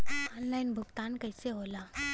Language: Bhojpuri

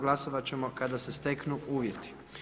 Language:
Croatian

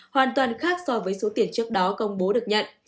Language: Vietnamese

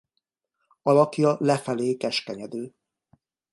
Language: Hungarian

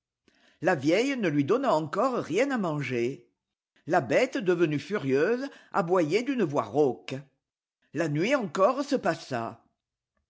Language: French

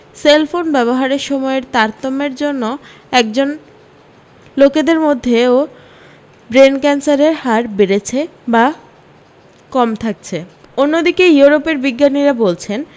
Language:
Bangla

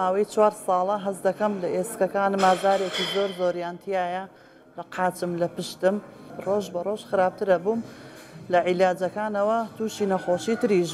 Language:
Arabic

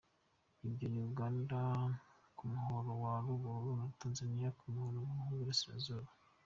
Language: Kinyarwanda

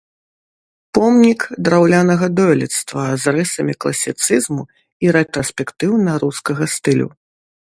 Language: Belarusian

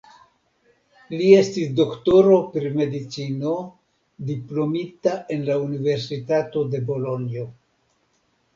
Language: Esperanto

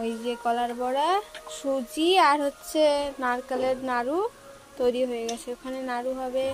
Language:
Arabic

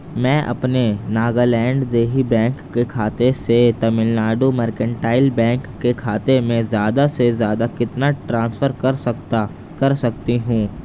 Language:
Urdu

